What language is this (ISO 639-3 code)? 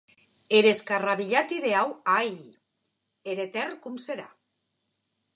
oci